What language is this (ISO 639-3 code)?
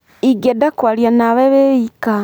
kik